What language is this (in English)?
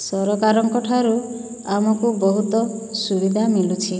Odia